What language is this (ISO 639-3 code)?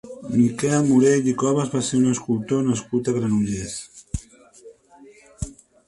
cat